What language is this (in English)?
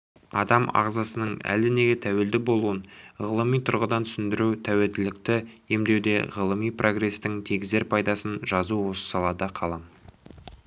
Kazakh